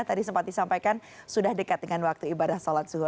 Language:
Indonesian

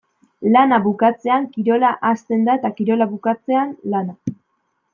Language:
Basque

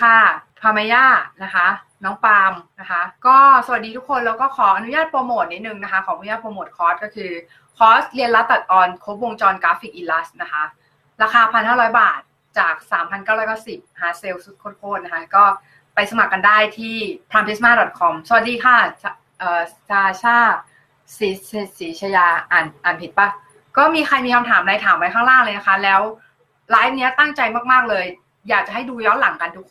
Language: Thai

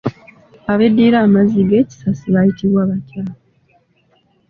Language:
Ganda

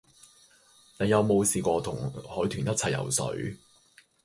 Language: Cantonese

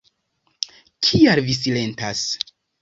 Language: Esperanto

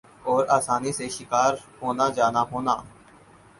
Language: Urdu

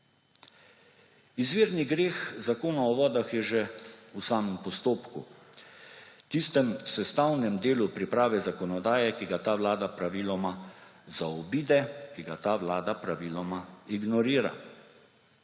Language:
Slovenian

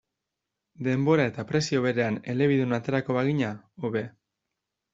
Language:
Basque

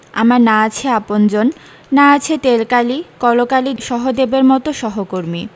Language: Bangla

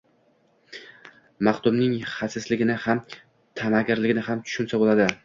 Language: Uzbek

